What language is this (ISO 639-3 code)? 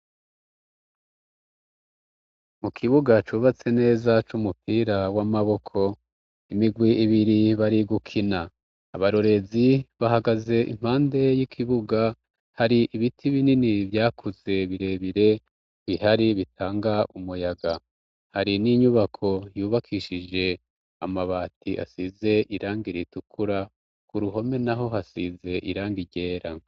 run